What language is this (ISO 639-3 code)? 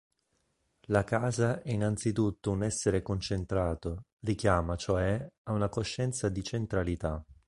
ita